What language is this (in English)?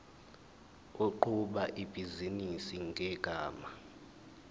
Zulu